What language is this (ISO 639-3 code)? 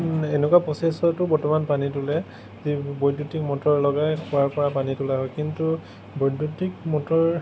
asm